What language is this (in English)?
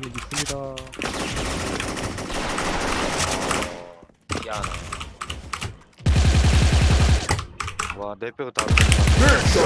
Korean